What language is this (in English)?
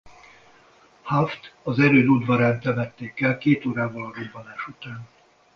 Hungarian